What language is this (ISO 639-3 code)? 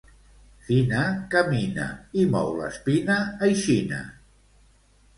cat